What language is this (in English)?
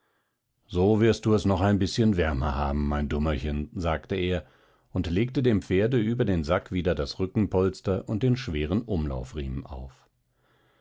German